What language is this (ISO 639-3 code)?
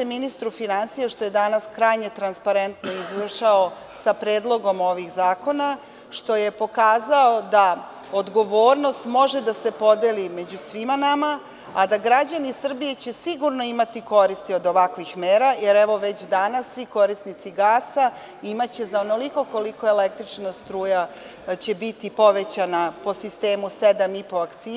srp